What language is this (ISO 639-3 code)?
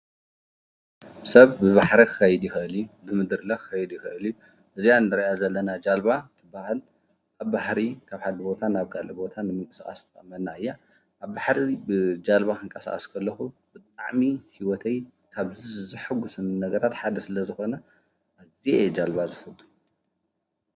tir